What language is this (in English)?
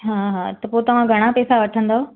Sindhi